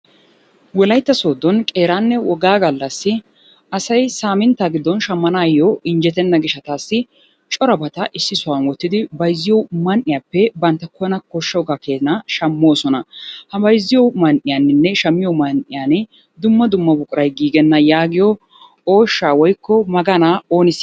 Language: Wolaytta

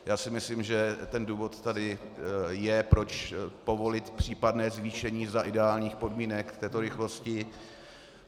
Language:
Czech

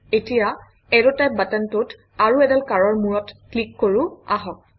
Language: Assamese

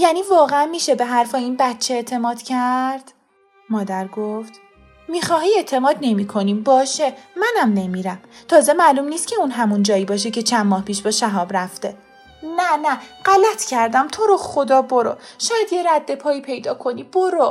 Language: Persian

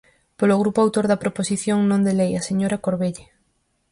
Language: Galician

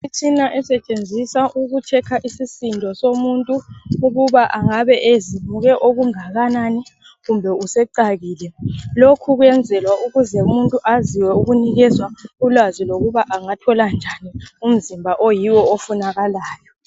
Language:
North Ndebele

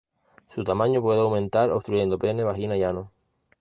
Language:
Spanish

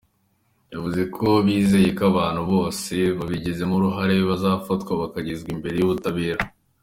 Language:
Kinyarwanda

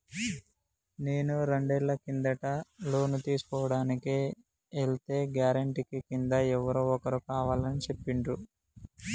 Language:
Telugu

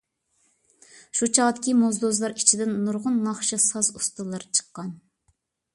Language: Uyghur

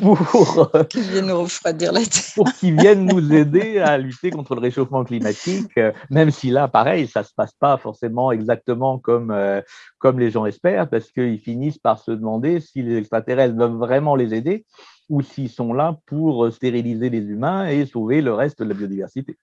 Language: French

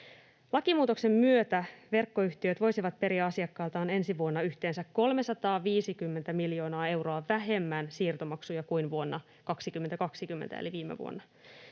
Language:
Finnish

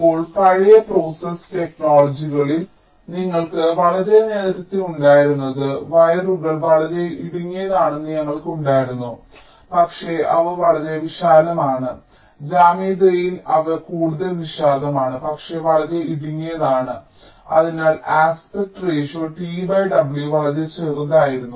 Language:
Malayalam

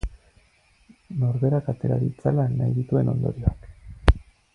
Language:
Basque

